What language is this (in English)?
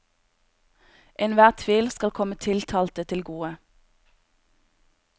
Norwegian